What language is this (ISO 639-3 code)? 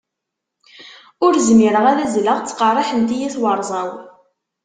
kab